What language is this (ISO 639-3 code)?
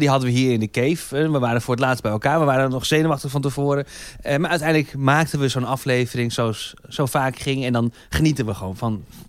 nld